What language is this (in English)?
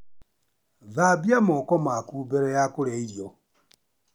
Kikuyu